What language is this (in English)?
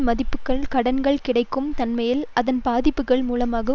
Tamil